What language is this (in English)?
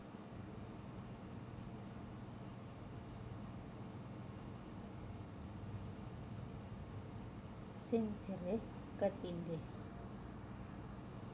Javanese